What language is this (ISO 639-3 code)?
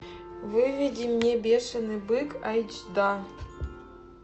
rus